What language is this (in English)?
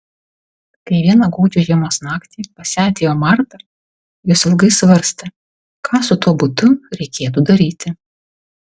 Lithuanian